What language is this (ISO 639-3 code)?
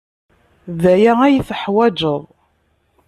kab